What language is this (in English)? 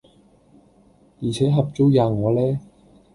Cantonese